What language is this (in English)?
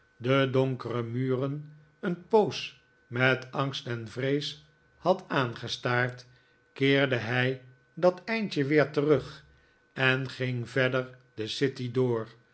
Dutch